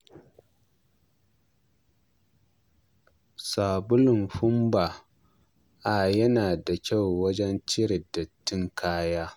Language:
Hausa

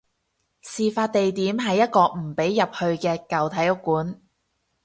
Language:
Cantonese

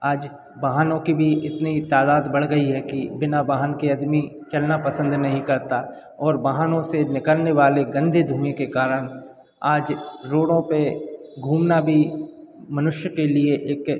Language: Hindi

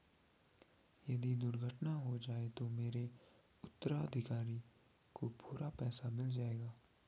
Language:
Hindi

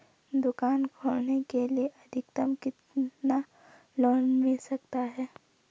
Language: Hindi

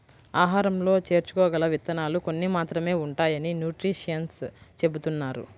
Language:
Telugu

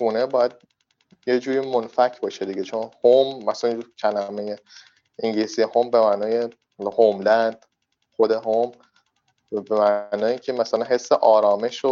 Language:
Persian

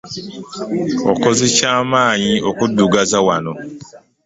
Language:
Ganda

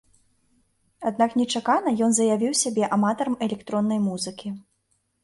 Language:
Belarusian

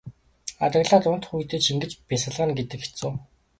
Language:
Mongolian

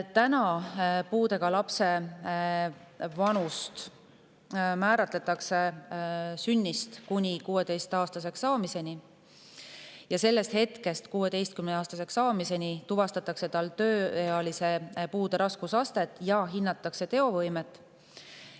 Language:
Estonian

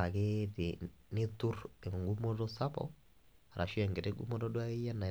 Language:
Masai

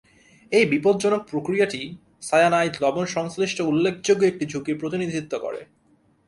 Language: Bangla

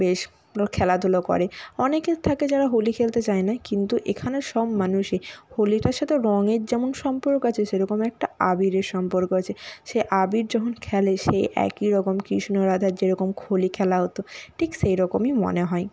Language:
Bangla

